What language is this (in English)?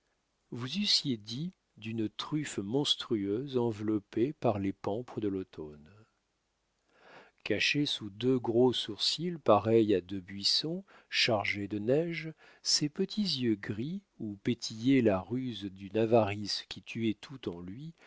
French